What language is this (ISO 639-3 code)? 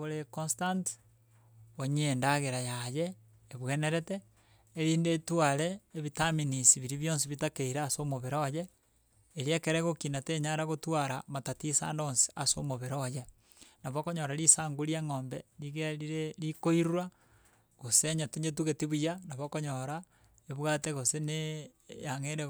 guz